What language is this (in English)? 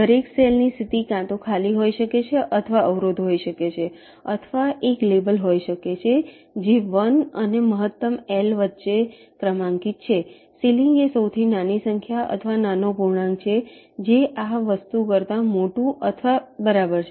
Gujarati